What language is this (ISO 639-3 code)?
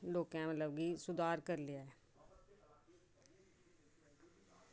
doi